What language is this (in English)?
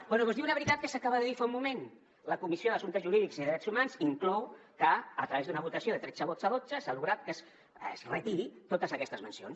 Catalan